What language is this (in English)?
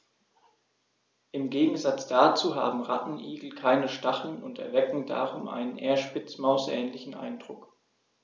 German